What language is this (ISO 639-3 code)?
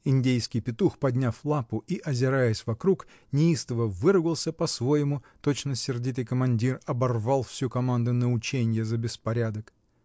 rus